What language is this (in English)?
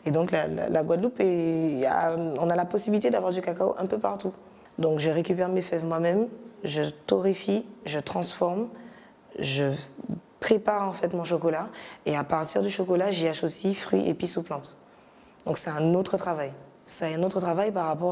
French